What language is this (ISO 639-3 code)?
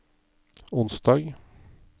nor